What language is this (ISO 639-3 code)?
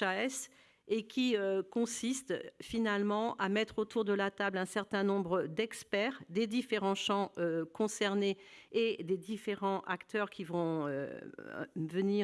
fra